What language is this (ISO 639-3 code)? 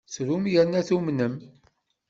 kab